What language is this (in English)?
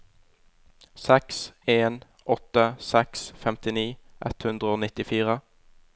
Norwegian